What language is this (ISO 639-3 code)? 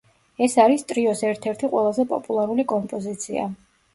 kat